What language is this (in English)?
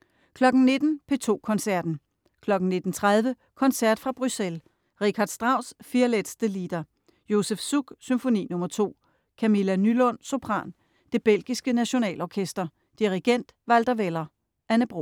Danish